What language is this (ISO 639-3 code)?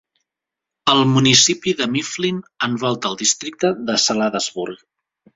cat